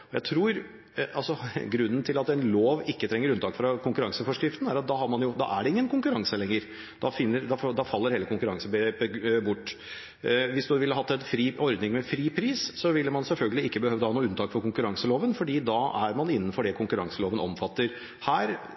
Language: Norwegian Bokmål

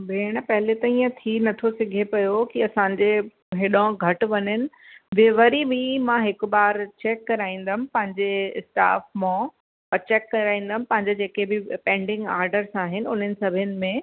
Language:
Sindhi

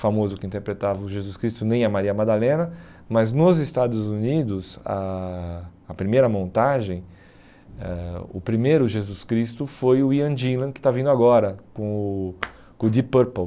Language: Portuguese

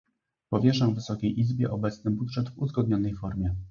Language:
Polish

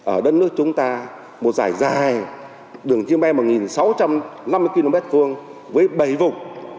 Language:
Vietnamese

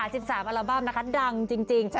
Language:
Thai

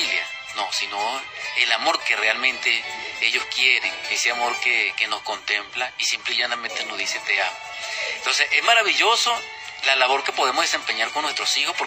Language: Spanish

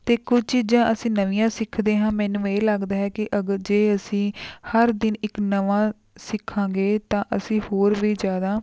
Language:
Punjabi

